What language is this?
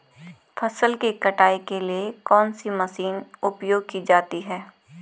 Hindi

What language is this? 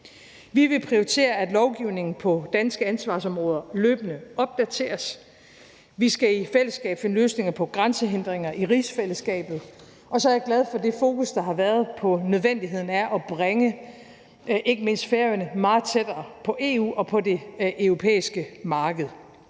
Danish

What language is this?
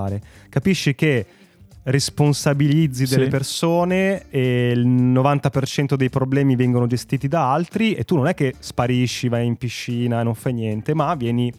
Italian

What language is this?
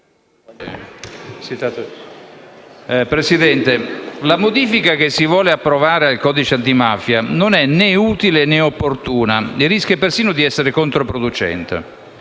Italian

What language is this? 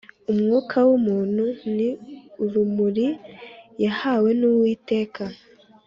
Kinyarwanda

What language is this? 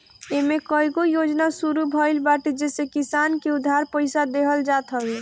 Bhojpuri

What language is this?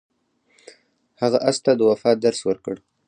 Pashto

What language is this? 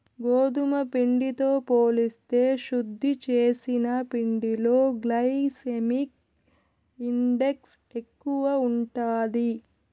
Telugu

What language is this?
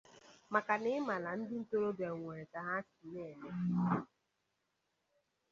Igbo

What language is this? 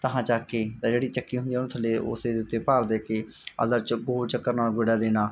Punjabi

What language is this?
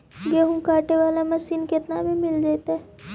Magahi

